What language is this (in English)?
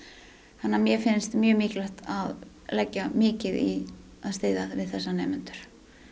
Icelandic